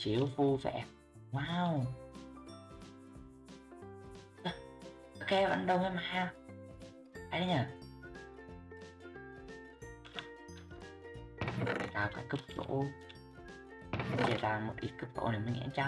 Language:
Vietnamese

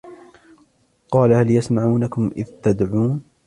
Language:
Arabic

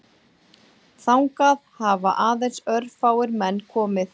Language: Icelandic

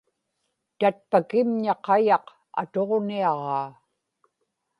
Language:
Inupiaq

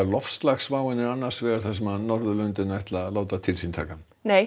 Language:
Icelandic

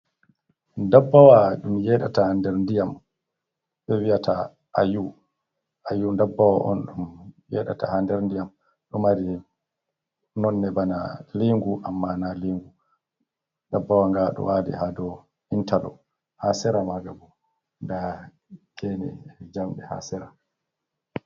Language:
Fula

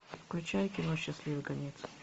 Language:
Russian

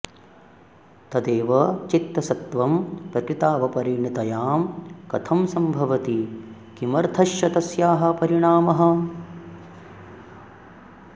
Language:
Sanskrit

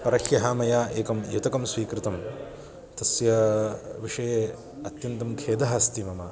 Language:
Sanskrit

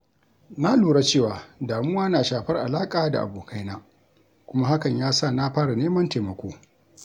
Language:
Hausa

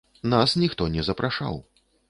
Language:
Belarusian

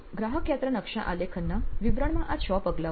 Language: Gujarati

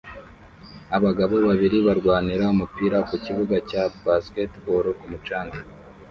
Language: Kinyarwanda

